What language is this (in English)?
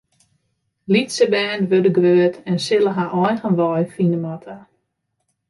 Western Frisian